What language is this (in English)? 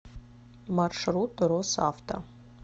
Russian